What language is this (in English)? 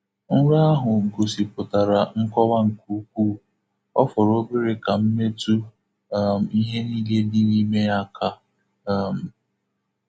Igbo